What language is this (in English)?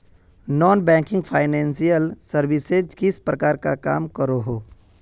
Magahi